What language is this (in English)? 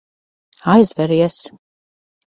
Latvian